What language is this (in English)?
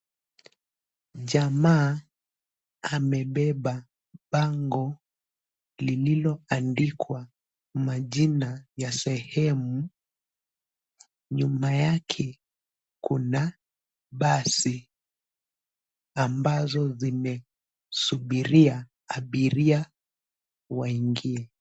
Swahili